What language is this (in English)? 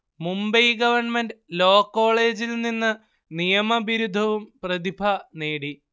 Malayalam